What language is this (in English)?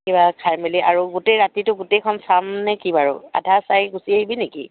Assamese